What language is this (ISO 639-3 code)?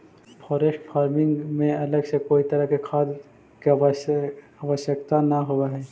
mag